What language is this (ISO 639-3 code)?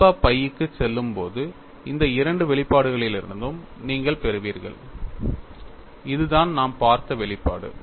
tam